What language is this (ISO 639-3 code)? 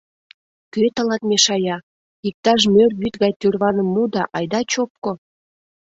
chm